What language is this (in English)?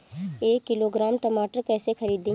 Bhojpuri